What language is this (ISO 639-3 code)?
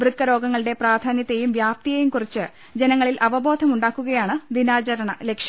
mal